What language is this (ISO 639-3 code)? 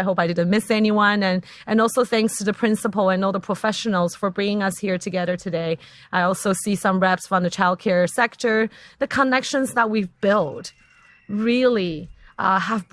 eng